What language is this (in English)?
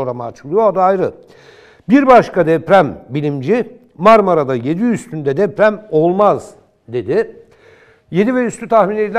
Turkish